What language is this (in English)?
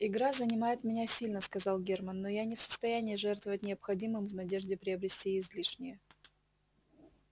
Russian